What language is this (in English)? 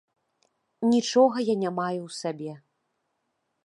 Belarusian